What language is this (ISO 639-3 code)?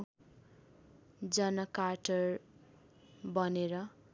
nep